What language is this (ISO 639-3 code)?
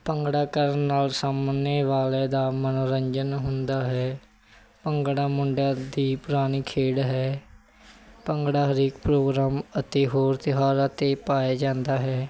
pan